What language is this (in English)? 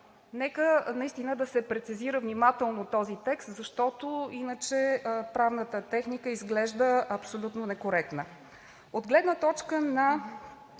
Bulgarian